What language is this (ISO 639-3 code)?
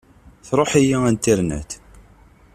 kab